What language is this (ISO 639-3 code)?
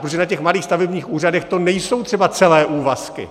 ces